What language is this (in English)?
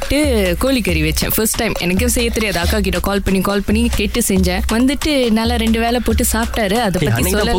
Tamil